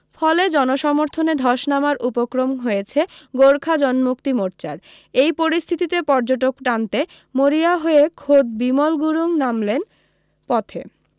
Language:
Bangla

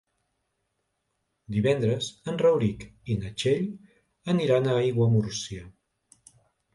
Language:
Catalan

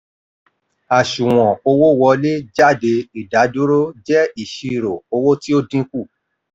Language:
Yoruba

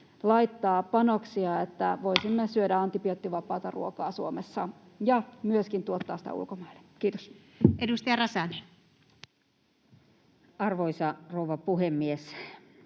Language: Finnish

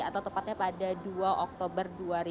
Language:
Indonesian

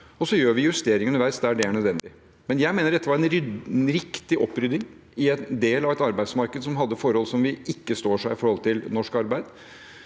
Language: Norwegian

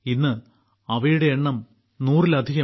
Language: Malayalam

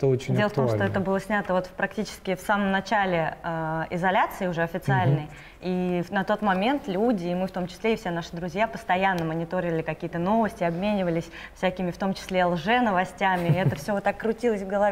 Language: Russian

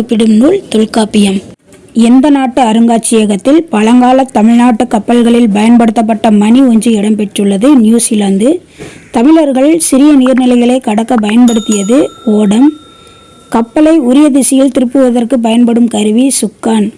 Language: Tamil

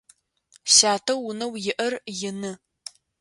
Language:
Adyghe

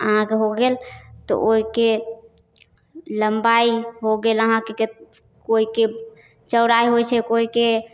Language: Maithili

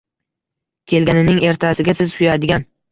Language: Uzbek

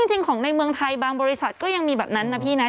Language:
Thai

